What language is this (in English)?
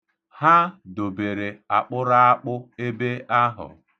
Igbo